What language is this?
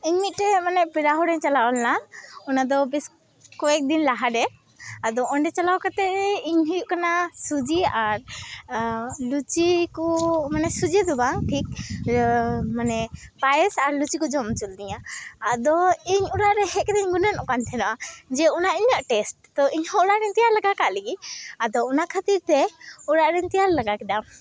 Santali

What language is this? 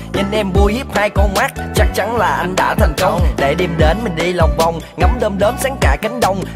Vietnamese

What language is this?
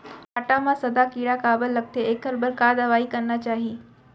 Chhattisgarhi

